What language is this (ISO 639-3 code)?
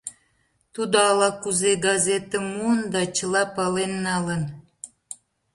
chm